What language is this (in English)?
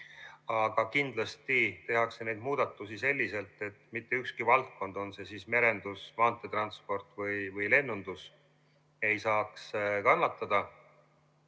Estonian